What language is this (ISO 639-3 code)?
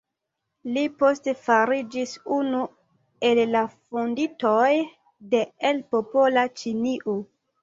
epo